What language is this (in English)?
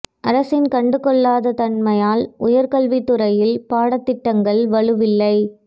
Tamil